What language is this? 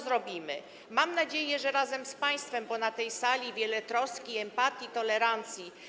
Polish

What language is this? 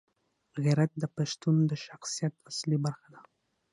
Pashto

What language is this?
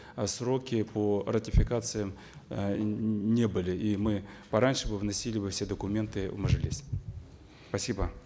Kazakh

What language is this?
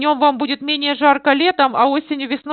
Russian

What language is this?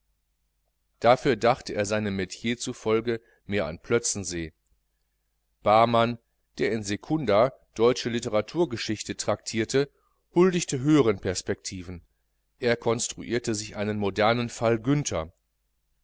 German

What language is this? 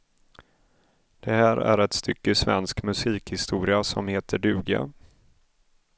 Swedish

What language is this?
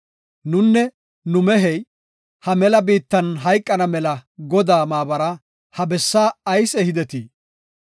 Gofa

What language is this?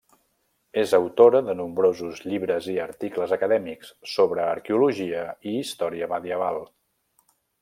Catalan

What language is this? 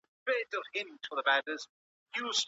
Pashto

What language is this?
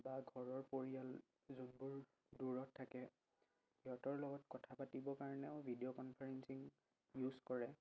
Assamese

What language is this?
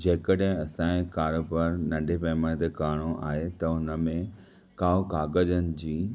Sindhi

